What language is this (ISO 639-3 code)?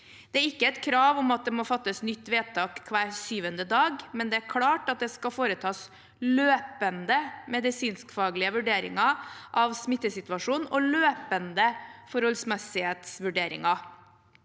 nor